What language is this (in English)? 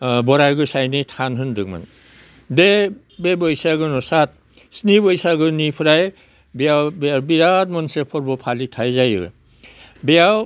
Bodo